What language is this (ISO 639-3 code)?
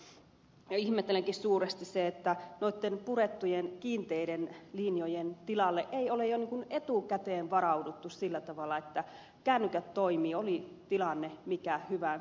fin